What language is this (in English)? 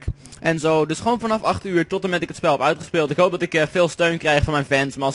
Dutch